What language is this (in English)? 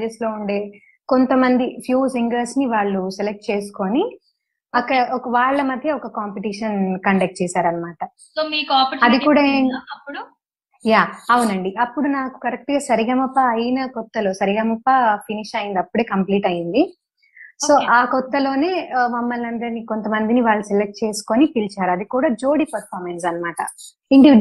Telugu